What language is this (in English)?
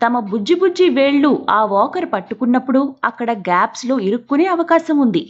Romanian